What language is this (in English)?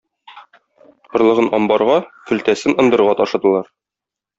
Tatar